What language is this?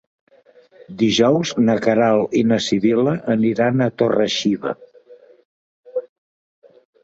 Catalan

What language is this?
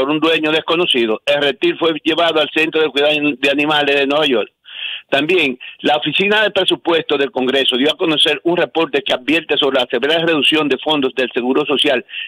Spanish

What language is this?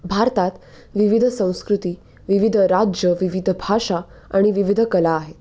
Marathi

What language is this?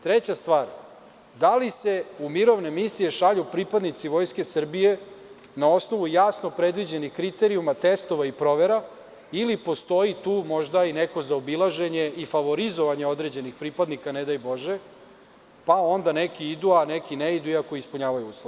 Serbian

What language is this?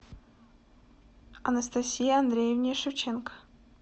Russian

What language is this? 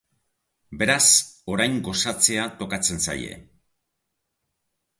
Basque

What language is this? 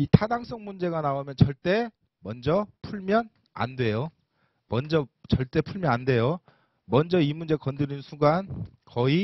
Korean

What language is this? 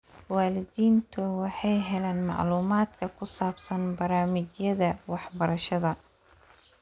Somali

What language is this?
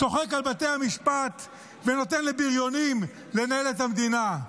Hebrew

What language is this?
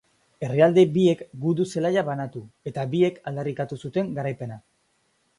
Basque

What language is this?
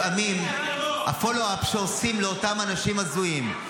Hebrew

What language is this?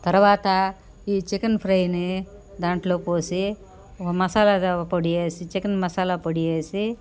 Telugu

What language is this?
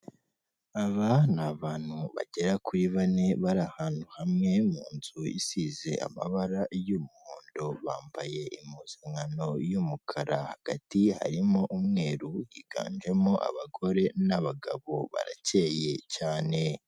Kinyarwanda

